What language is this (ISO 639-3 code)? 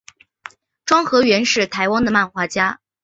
zho